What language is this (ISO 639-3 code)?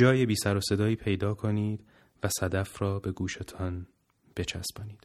fas